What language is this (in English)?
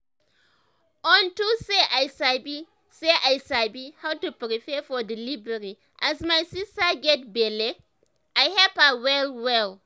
Nigerian Pidgin